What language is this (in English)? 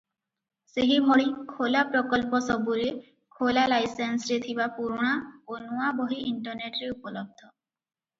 Odia